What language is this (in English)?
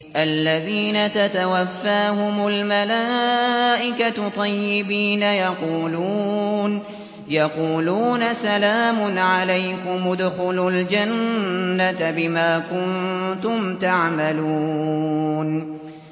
Arabic